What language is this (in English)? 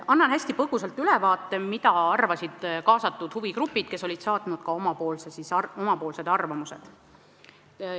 Estonian